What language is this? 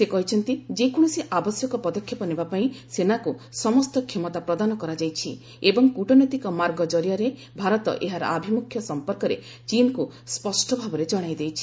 Odia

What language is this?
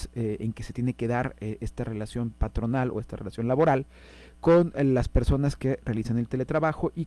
Spanish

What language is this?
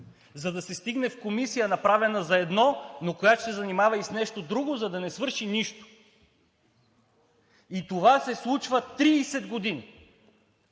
Bulgarian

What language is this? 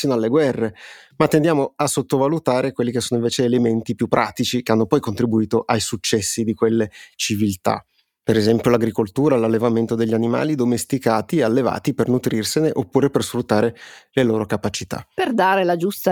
Italian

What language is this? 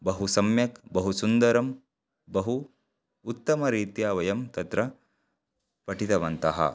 Sanskrit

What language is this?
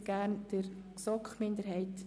Swiss German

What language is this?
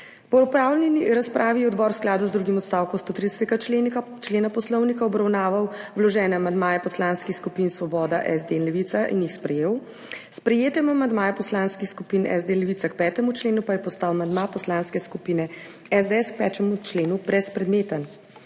Slovenian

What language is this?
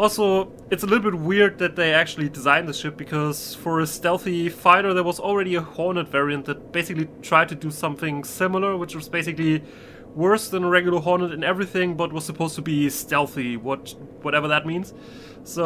English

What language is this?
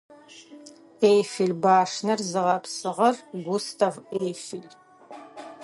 Adyghe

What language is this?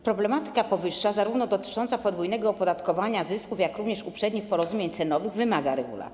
Polish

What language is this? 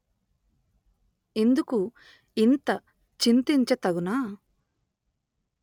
Telugu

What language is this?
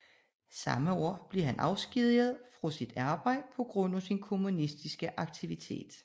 Danish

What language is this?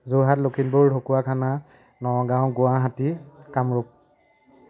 Assamese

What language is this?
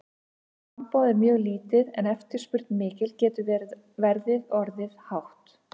Icelandic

